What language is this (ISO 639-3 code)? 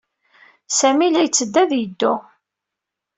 kab